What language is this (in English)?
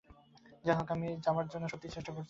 Bangla